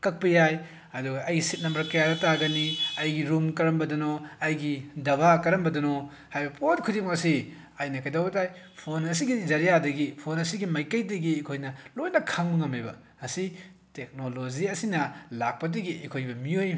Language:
Manipuri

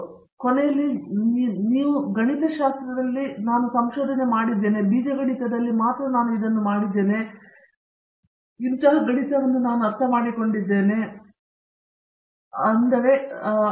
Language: Kannada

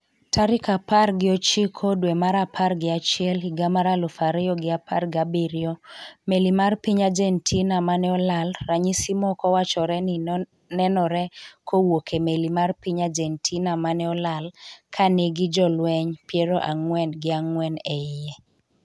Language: Luo (Kenya and Tanzania)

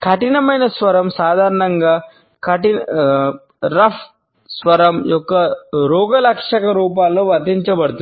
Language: Telugu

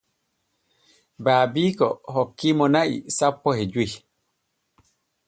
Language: Borgu Fulfulde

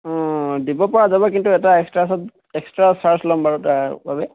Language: Assamese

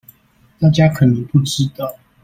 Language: Chinese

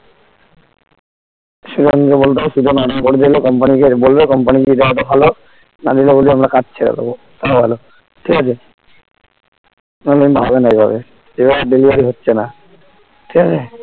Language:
Bangla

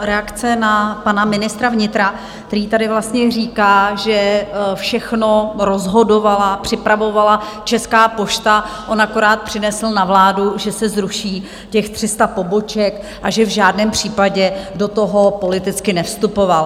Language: Czech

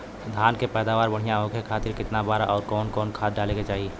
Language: Bhojpuri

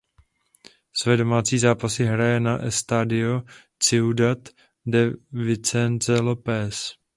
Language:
Czech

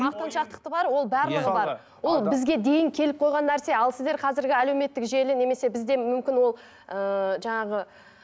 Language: Kazakh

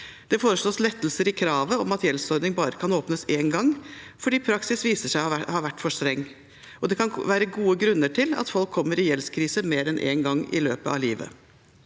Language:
Norwegian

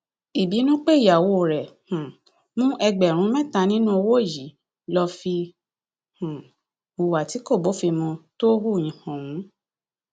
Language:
Yoruba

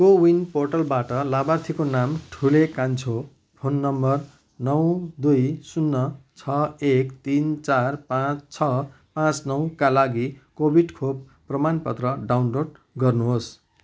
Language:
Nepali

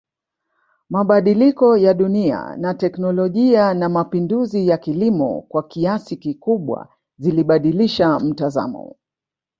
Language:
Swahili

